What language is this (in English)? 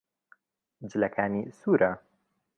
Central Kurdish